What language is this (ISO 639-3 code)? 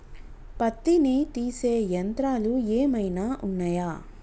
tel